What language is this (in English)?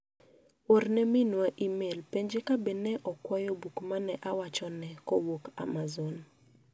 Luo (Kenya and Tanzania)